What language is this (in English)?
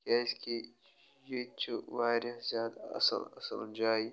Kashmiri